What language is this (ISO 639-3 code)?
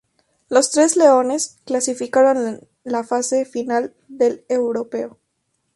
spa